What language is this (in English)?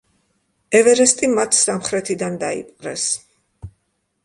Georgian